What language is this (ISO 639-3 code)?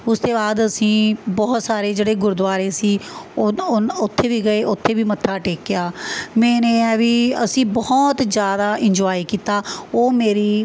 pan